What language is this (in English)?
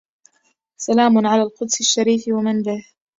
Arabic